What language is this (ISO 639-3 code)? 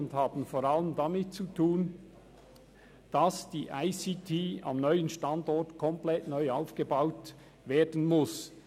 gsw